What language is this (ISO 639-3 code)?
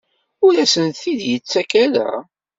kab